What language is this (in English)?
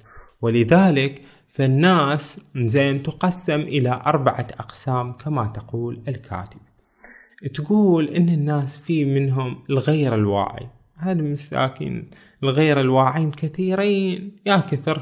Arabic